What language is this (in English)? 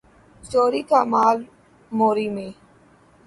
Urdu